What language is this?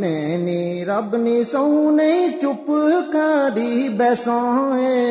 Urdu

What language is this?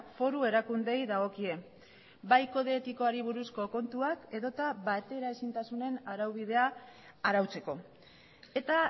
Basque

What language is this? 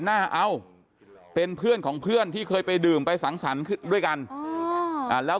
Thai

